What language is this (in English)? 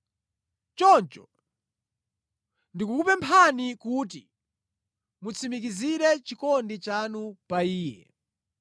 Nyanja